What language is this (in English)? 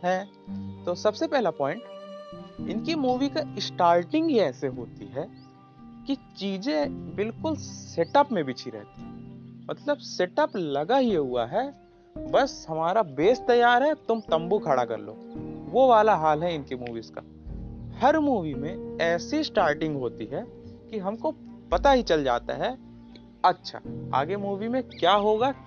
Hindi